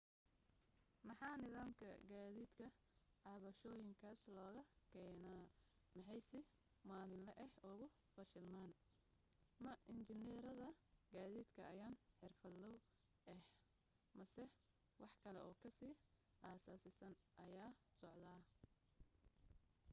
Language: Somali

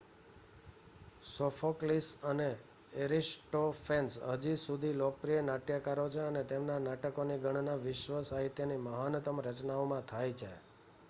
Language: Gujarati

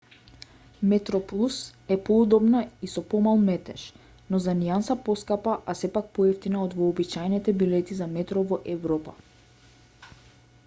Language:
Macedonian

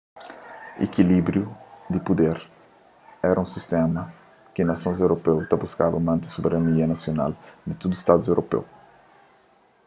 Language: Kabuverdianu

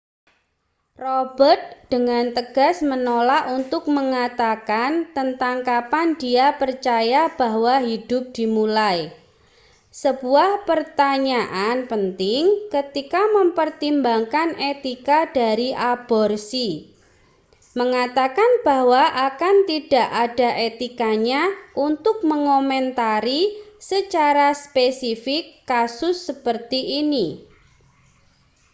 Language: Indonesian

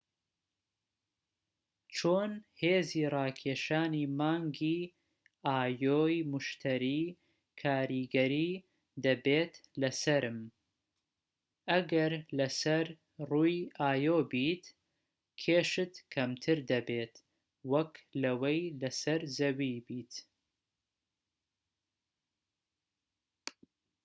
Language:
Central Kurdish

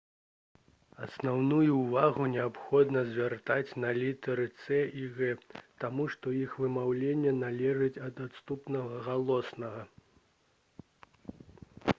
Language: Belarusian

